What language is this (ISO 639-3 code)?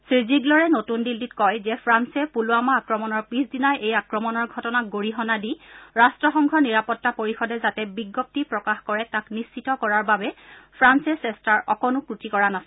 asm